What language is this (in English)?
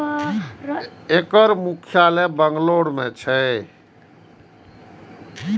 Maithili